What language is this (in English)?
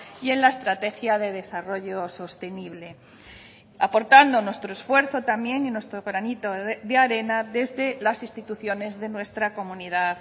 Spanish